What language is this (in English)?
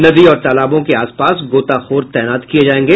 Hindi